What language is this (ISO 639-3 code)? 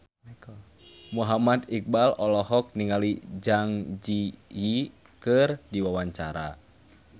sun